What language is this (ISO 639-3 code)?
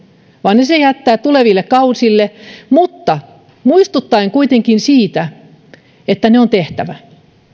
fin